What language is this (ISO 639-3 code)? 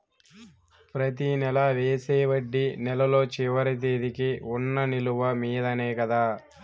tel